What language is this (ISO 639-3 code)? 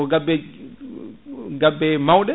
ful